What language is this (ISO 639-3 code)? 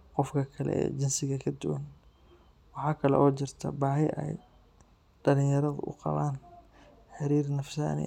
som